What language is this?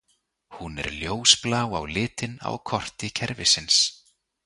Icelandic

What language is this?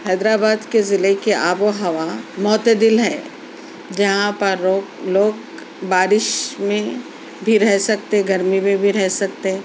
Urdu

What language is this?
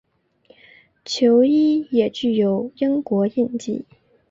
Chinese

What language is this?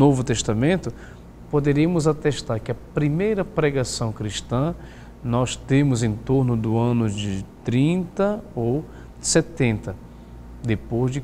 Portuguese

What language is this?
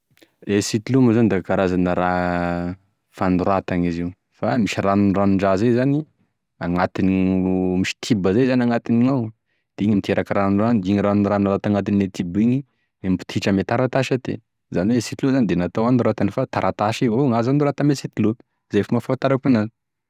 Tesaka Malagasy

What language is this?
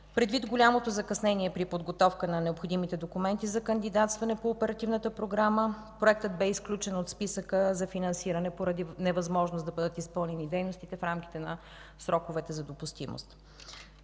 Bulgarian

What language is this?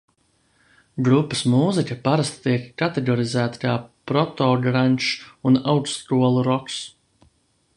Latvian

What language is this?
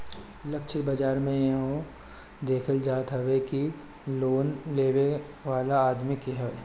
Bhojpuri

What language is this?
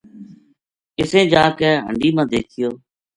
Gujari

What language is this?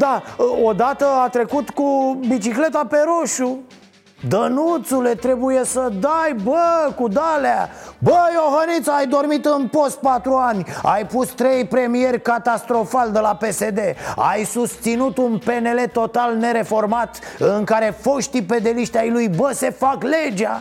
Romanian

